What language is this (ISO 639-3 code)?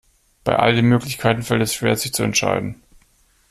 deu